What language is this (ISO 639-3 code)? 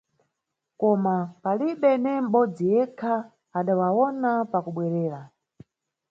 nyu